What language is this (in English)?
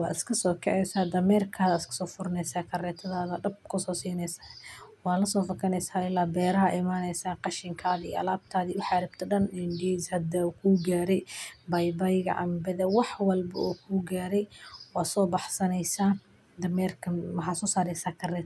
Somali